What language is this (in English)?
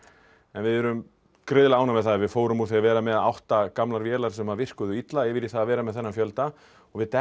Icelandic